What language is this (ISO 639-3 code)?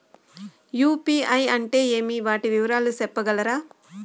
tel